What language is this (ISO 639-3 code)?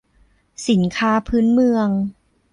tha